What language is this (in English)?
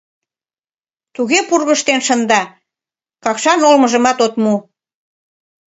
Mari